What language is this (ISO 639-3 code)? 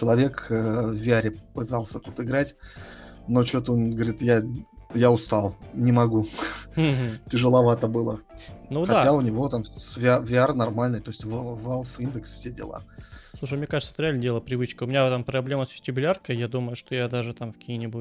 rus